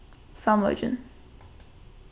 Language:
Faroese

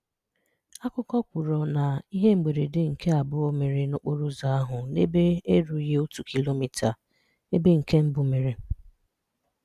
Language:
Igbo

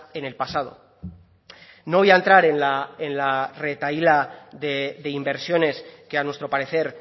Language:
Spanish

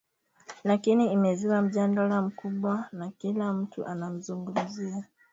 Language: Swahili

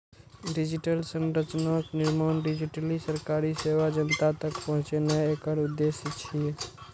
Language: Maithili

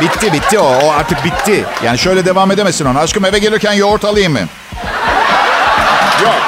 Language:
Turkish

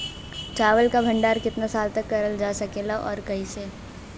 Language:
Bhojpuri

